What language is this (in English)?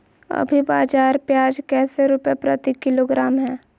Magahi